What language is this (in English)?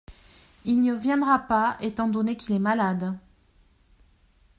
French